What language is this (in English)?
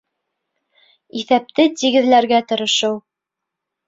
Bashkir